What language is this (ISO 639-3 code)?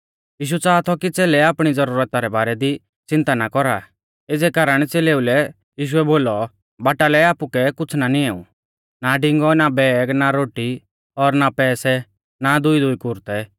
bfz